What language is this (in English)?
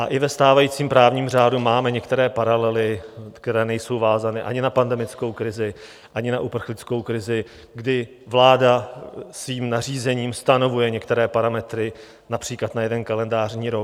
Czech